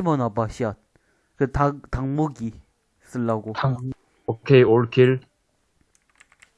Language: Korean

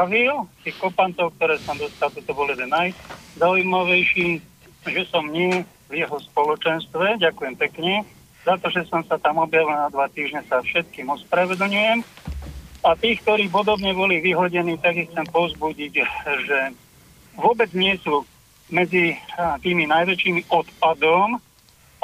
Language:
Slovak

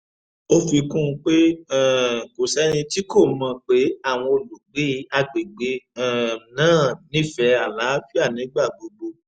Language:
Yoruba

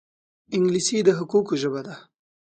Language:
Pashto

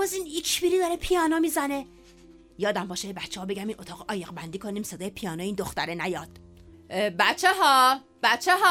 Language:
Persian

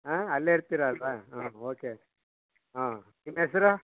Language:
Kannada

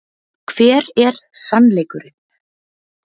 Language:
Icelandic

